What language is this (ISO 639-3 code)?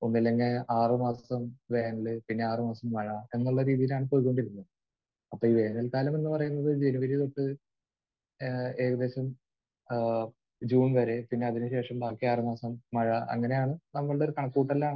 mal